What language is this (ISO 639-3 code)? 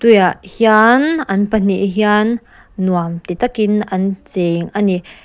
lus